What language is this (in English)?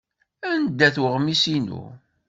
Kabyle